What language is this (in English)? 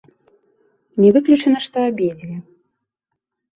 Belarusian